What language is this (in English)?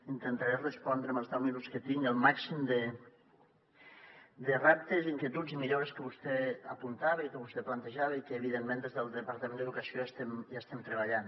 Catalan